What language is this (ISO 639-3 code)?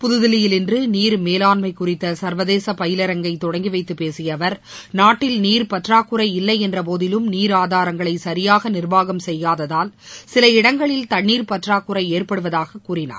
tam